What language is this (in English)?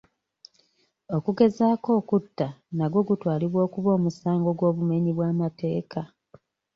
Ganda